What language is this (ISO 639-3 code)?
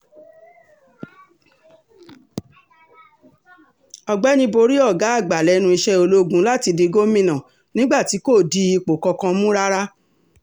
yor